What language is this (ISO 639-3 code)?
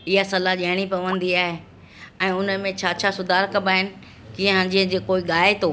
snd